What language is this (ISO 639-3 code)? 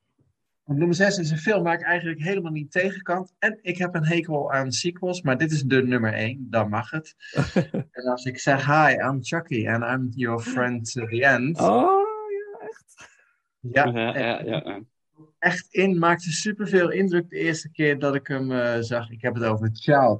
nld